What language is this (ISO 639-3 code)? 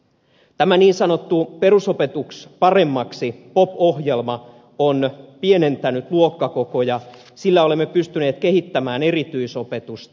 fin